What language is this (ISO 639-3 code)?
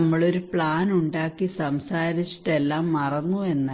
mal